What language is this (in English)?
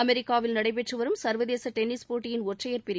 Tamil